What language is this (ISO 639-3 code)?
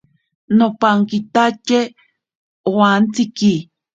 prq